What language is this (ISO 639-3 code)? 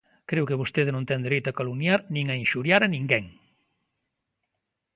glg